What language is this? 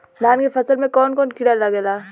Bhojpuri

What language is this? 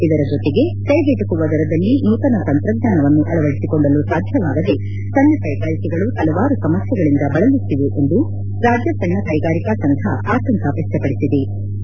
Kannada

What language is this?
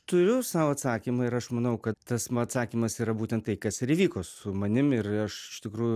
Lithuanian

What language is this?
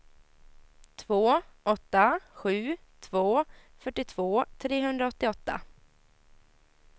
Swedish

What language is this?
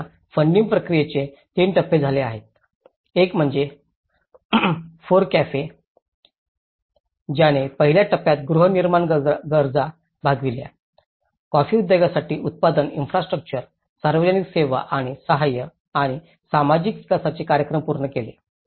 Marathi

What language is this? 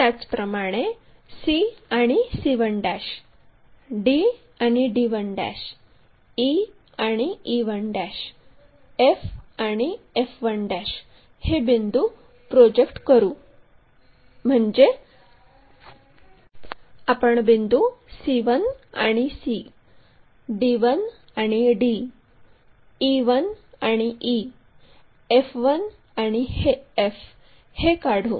Marathi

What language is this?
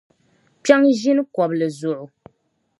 Dagbani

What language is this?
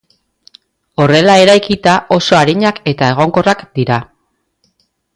Basque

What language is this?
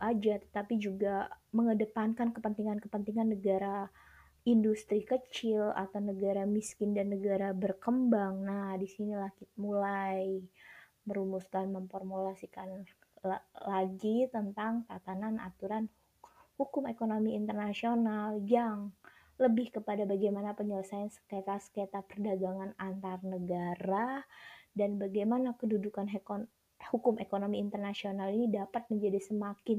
Indonesian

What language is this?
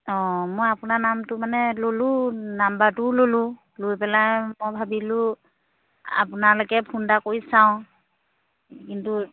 Assamese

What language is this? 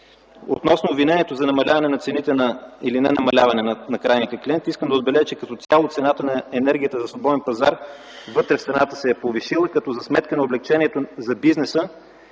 Bulgarian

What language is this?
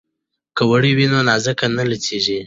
Pashto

